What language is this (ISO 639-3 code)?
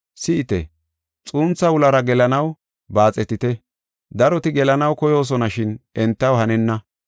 gof